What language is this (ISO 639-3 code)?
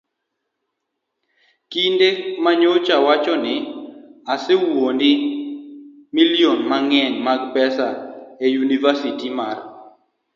luo